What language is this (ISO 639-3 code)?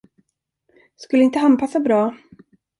swe